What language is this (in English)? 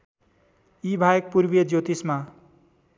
Nepali